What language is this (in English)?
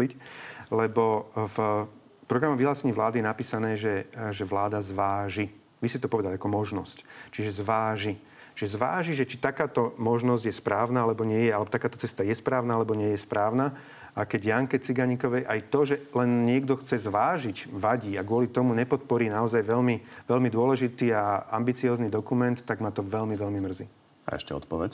Slovak